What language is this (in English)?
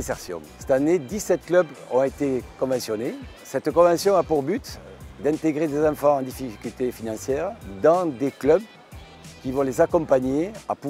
French